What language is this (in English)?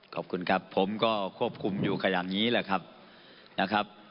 Thai